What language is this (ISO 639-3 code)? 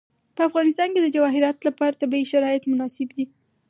pus